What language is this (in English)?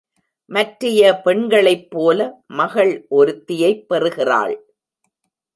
Tamil